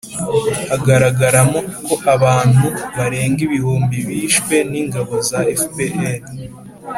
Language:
Kinyarwanda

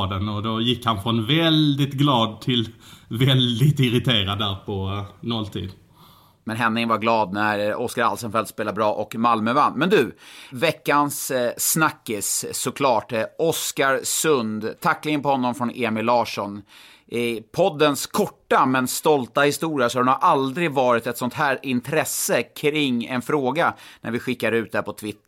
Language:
Swedish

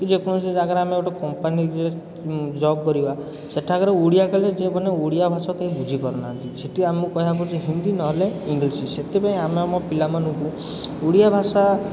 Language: Odia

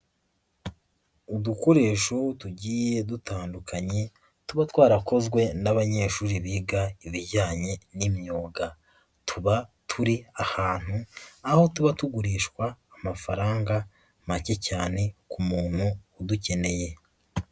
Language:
Kinyarwanda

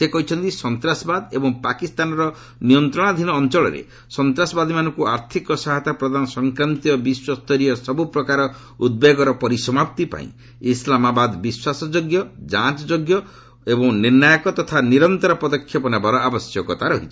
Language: Odia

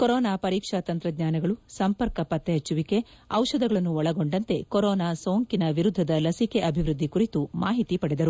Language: Kannada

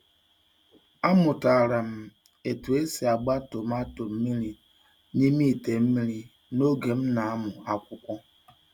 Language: Igbo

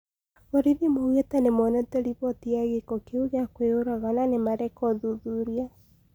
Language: Kikuyu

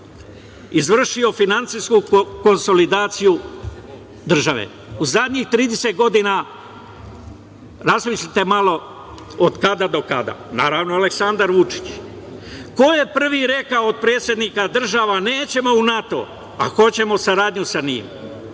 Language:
Serbian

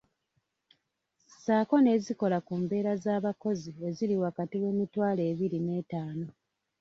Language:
Ganda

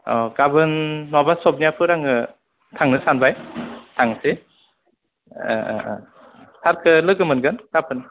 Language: Bodo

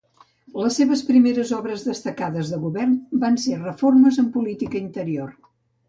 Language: Catalan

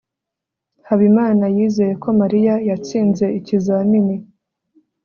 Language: Kinyarwanda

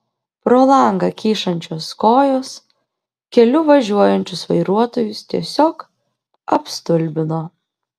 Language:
Lithuanian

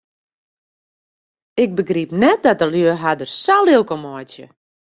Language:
Western Frisian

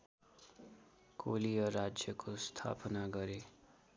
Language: Nepali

